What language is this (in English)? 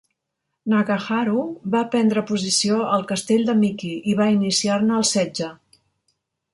Catalan